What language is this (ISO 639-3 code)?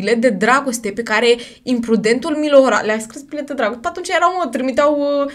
ron